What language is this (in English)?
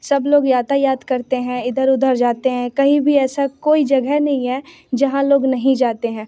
Hindi